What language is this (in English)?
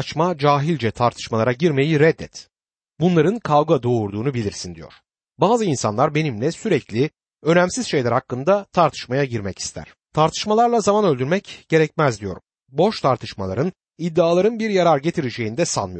Turkish